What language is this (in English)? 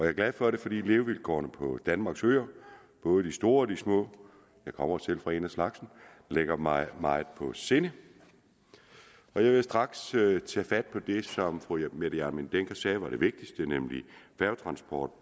Danish